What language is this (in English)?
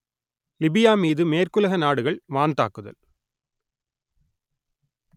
Tamil